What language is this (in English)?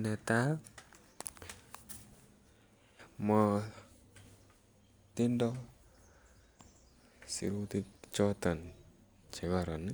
Kalenjin